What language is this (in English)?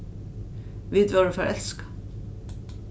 Faroese